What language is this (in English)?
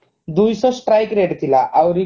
Odia